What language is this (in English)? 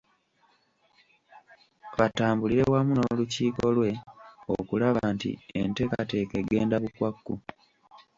Ganda